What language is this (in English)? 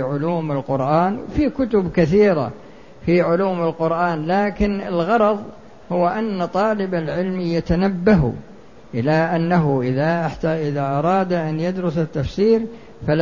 Arabic